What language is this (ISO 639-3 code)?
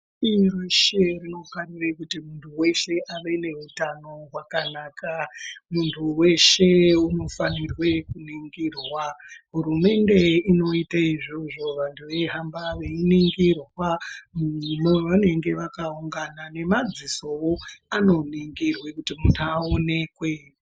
ndc